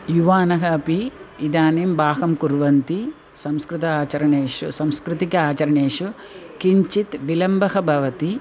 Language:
Sanskrit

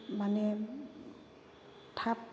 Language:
Bodo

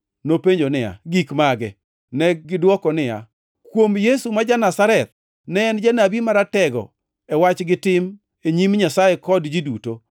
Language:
Luo (Kenya and Tanzania)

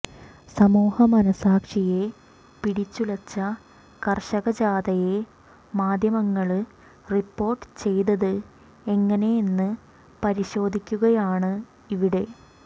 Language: Malayalam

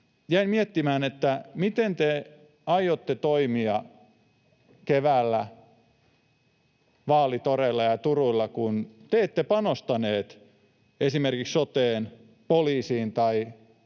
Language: Finnish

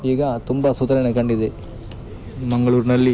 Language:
Kannada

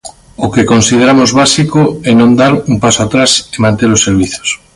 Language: Galician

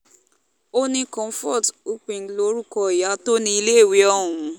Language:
Yoruba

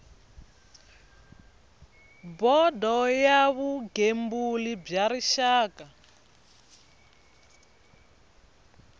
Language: Tsonga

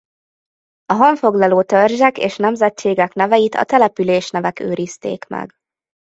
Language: Hungarian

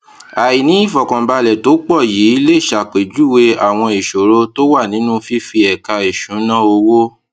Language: Yoruba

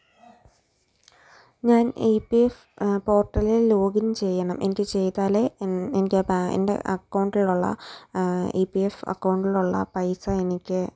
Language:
Malayalam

